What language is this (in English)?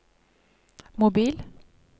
Norwegian